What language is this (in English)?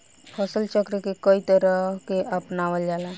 Bhojpuri